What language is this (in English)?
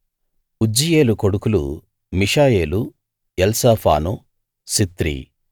Telugu